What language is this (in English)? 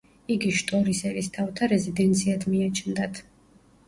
Georgian